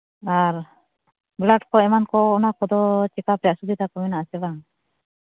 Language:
Santali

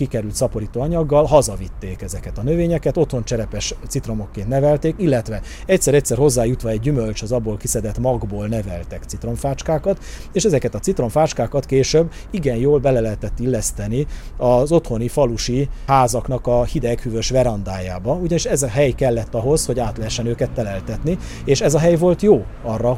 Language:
Hungarian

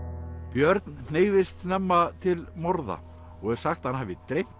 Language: Icelandic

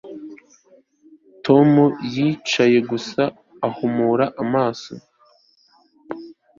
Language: Kinyarwanda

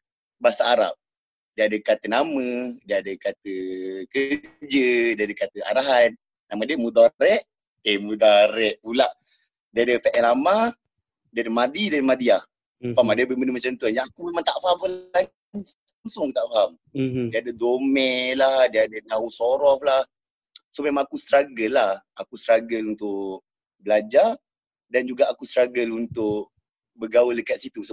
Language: Malay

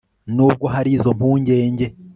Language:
Kinyarwanda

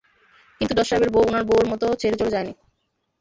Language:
Bangla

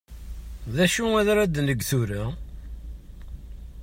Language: Kabyle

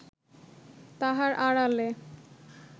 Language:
Bangla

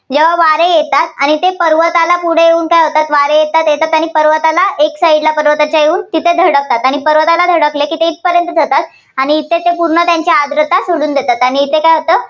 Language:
Marathi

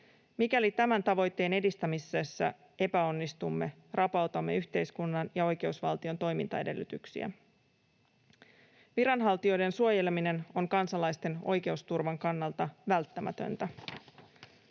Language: Finnish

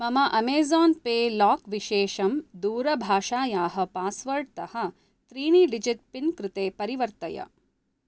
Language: Sanskrit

